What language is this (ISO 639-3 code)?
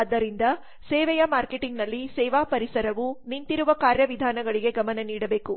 kan